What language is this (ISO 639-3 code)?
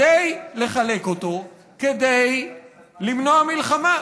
heb